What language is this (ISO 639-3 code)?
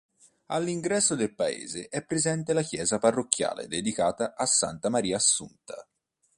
ita